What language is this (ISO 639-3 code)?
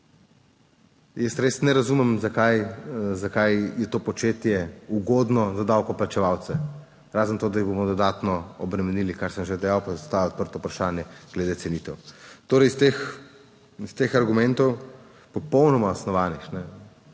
slv